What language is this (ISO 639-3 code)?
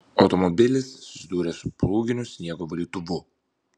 lit